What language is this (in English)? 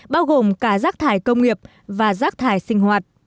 Vietnamese